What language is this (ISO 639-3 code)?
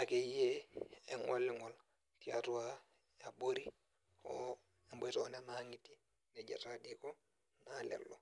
mas